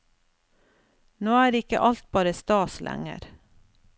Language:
Norwegian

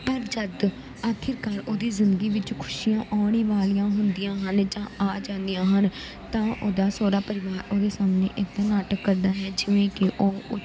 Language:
Punjabi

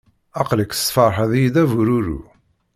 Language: Kabyle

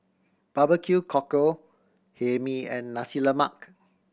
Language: English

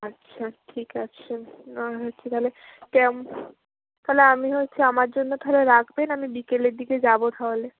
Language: Bangla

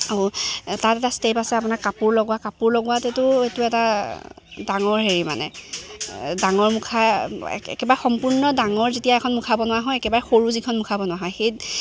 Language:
Assamese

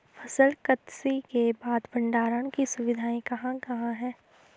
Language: Hindi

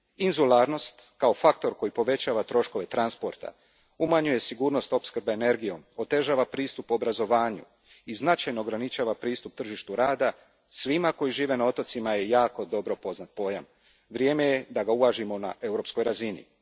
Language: Croatian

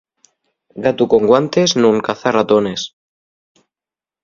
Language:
Asturian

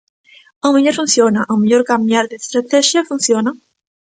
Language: Galician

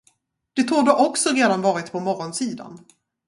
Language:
Swedish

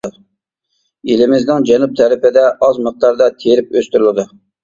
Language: Uyghur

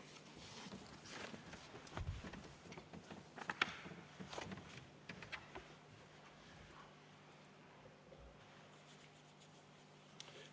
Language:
Estonian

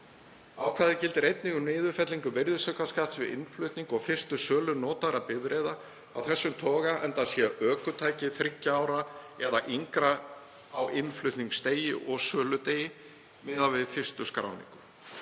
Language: Icelandic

